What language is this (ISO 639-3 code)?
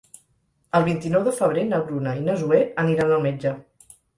cat